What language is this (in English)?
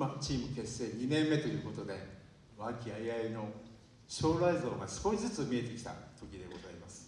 Japanese